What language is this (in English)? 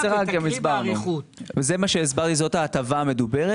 Hebrew